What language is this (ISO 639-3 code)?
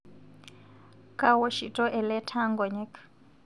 mas